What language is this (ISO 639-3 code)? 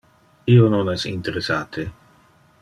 ina